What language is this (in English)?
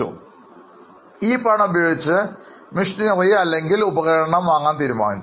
Malayalam